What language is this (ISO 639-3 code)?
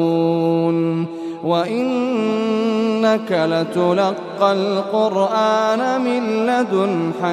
ara